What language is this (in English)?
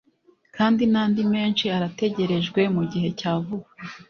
Kinyarwanda